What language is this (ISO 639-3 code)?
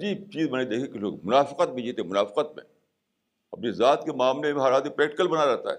urd